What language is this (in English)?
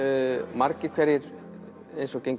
Icelandic